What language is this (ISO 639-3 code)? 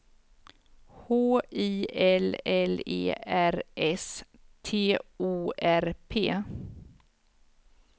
swe